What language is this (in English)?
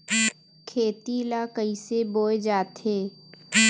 Chhattisgarhi